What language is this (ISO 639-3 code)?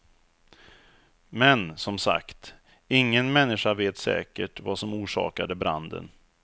swe